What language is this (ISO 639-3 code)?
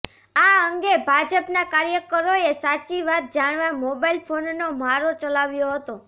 guj